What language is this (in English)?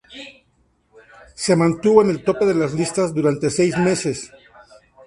Spanish